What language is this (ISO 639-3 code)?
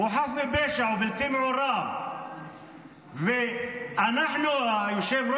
heb